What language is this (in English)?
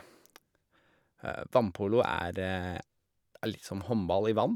Norwegian